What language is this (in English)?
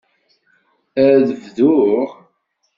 Kabyle